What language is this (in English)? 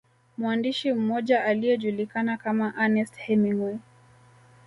Swahili